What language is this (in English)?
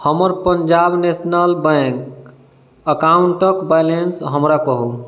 Maithili